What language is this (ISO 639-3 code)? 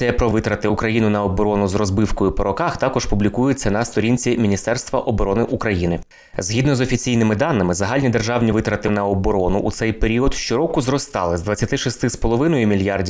ukr